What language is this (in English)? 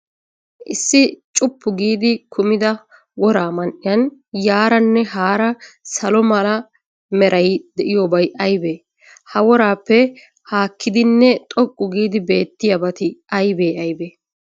Wolaytta